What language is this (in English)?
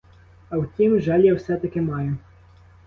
Ukrainian